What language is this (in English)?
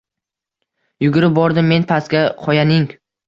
Uzbek